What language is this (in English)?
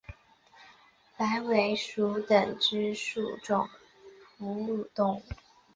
Chinese